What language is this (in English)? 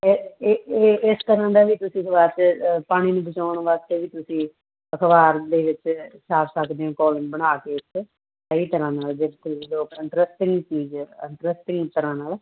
Punjabi